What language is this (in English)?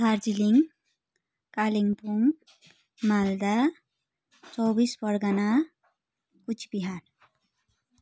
Nepali